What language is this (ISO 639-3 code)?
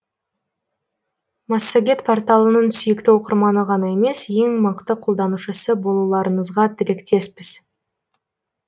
kaz